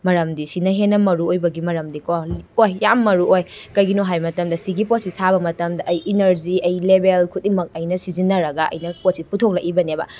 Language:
Manipuri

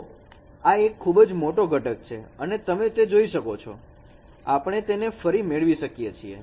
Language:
Gujarati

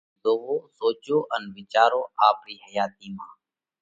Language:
Parkari Koli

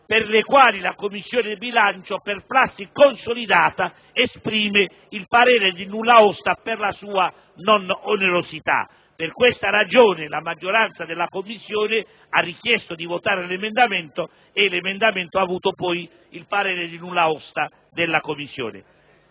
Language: Italian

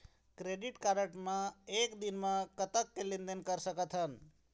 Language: Chhattisgarhi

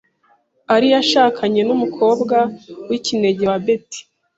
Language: Kinyarwanda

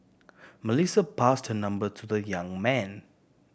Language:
English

